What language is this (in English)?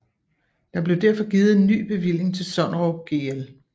Danish